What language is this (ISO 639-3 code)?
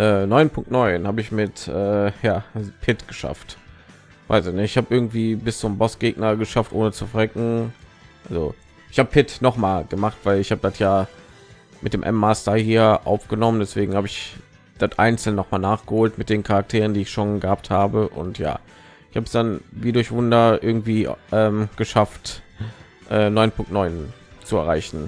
deu